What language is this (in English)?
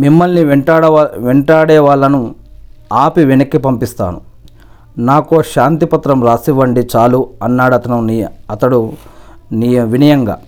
Telugu